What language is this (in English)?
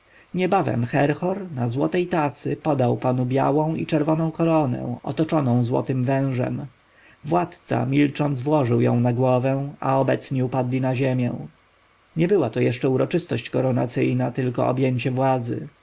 Polish